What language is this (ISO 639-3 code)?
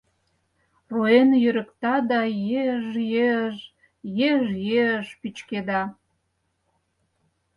chm